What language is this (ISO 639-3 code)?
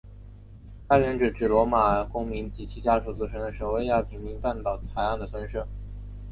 zho